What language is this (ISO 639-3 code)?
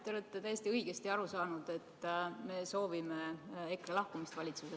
est